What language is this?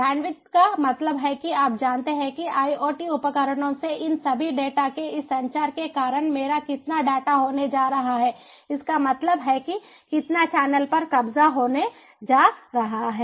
Hindi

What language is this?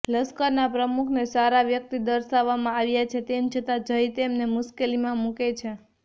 Gujarati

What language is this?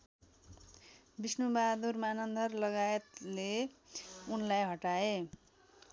Nepali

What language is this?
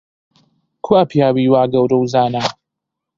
Central Kurdish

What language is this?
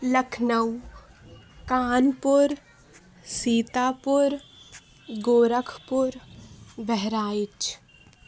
Urdu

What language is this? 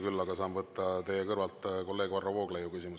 Estonian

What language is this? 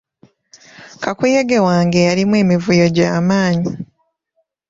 Ganda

